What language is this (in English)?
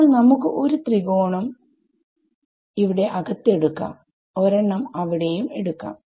Malayalam